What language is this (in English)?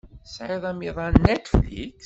Kabyle